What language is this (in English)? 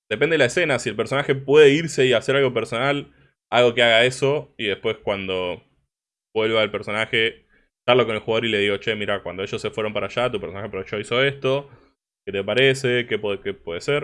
Spanish